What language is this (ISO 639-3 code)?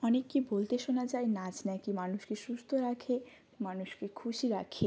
ben